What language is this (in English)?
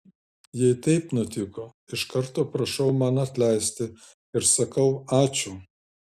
Lithuanian